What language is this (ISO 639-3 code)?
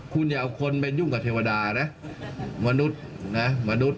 tha